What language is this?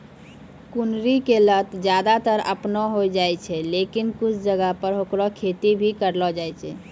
Maithili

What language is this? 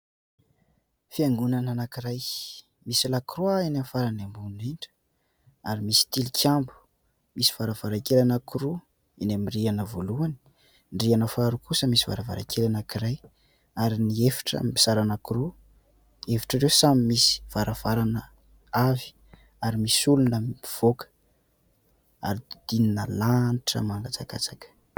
Malagasy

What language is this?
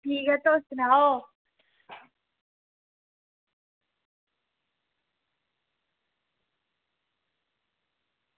Dogri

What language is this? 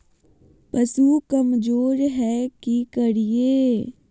Magahi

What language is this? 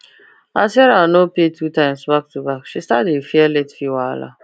Nigerian Pidgin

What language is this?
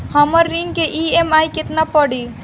Bhojpuri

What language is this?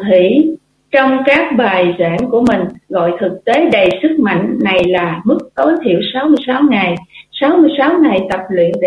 Vietnamese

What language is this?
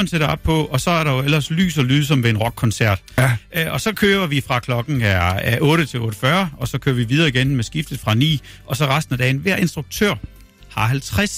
Danish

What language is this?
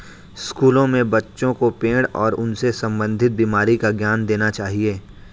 Hindi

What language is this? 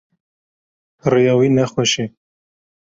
Kurdish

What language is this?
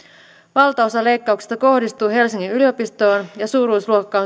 Finnish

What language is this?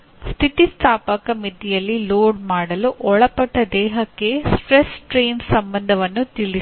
Kannada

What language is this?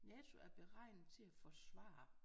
Danish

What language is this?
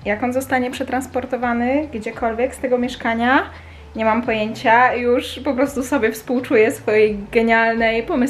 Polish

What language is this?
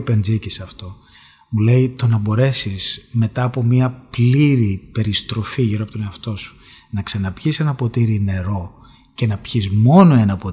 Greek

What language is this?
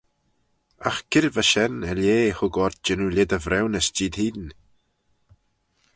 Manx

